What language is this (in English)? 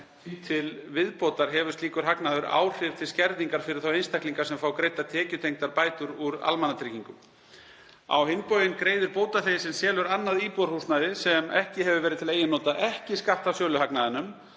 Icelandic